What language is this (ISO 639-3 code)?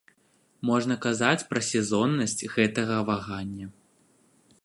bel